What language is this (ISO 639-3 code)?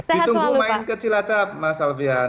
ind